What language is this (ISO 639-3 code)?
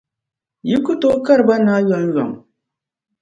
dag